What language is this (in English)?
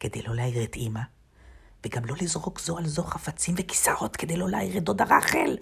Hebrew